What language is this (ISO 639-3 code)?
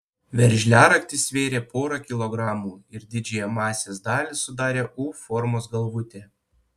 lit